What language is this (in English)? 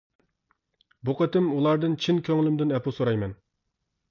Uyghur